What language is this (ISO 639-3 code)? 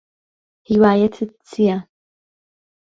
ckb